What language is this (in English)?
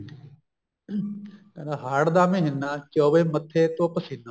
Punjabi